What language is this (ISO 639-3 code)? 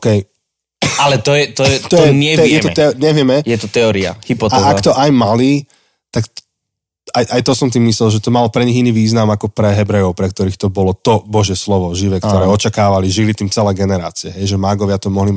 slk